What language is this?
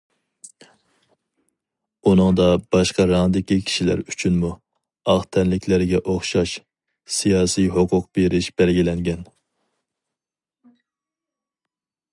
Uyghur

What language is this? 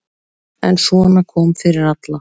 Icelandic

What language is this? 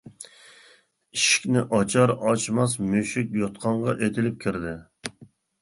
Uyghur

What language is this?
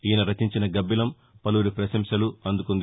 Telugu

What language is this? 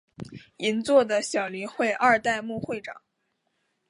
Chinese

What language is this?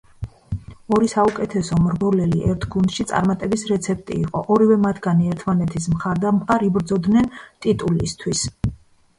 Georgian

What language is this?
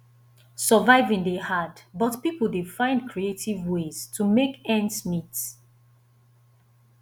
Nigerian Pidgin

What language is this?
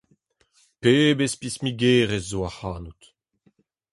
Breton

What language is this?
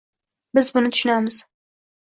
Uzbek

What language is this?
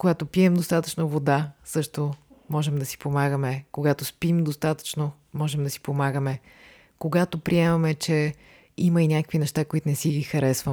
Bulgarian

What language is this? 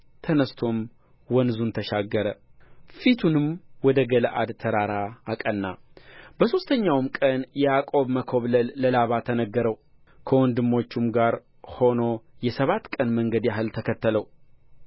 Amharic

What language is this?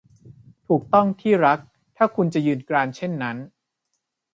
Thai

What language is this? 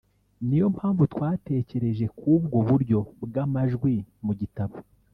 Kinyarwanda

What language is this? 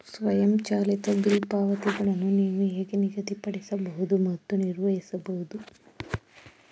Kannada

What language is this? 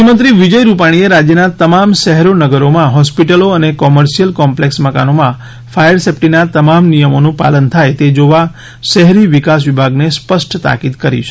Gujarati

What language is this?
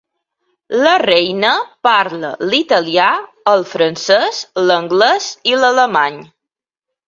Catalan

